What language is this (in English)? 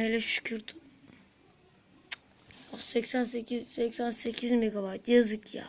Turkish